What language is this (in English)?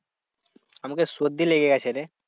Bangla